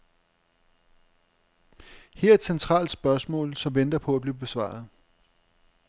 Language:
Danish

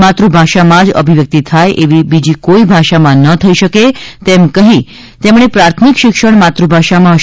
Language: Gujarati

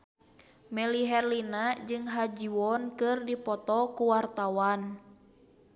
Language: Sundanese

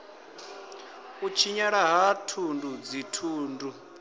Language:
Venda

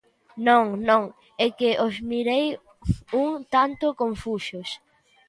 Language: Galician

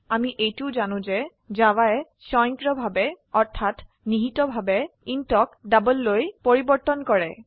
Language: Assamese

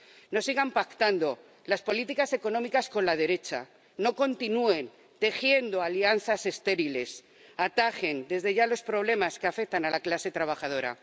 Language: Spanish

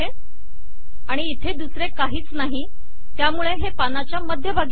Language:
Marathi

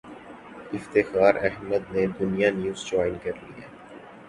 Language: Urdu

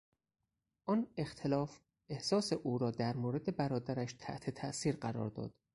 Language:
Persian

